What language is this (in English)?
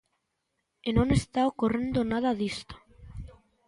Galician